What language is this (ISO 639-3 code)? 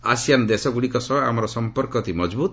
ori